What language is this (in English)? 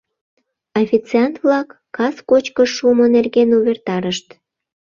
Mari